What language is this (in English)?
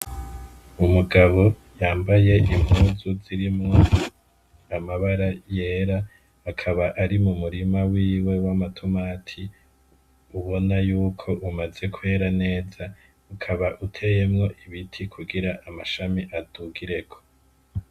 Rundi